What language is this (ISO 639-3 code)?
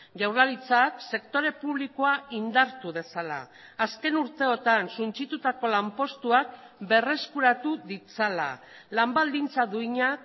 eus